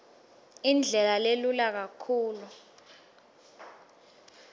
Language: Swati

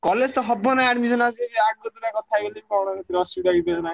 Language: Odia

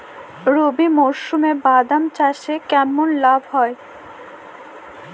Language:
Bangla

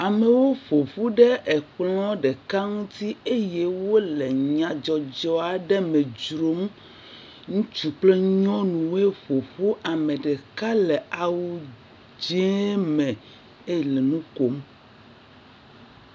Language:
Ewe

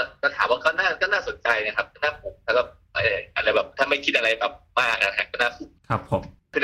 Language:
Thai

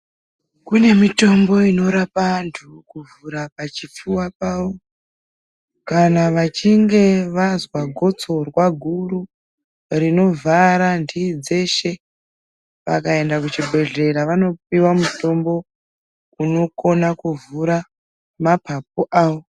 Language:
Ndau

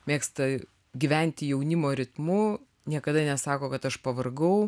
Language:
Lithuanian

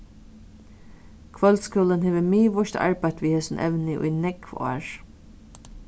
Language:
Faroese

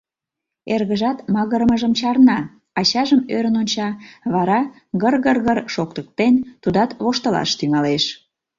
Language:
Mari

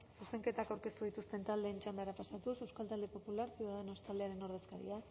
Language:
Basque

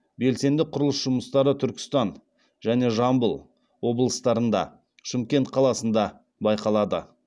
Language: Kazakh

